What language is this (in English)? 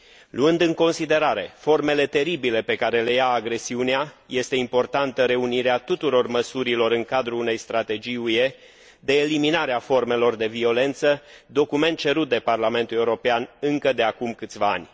Romanian